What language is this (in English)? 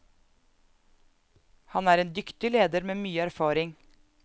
Norwegian